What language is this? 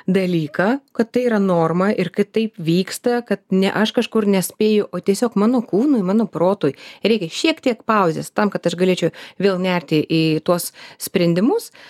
Lithuanian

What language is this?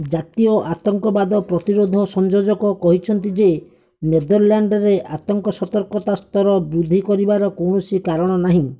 Odia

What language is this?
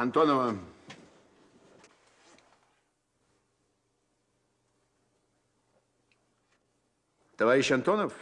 Russian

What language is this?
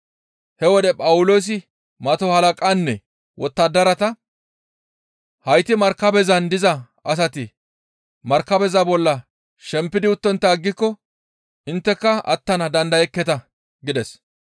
Gamo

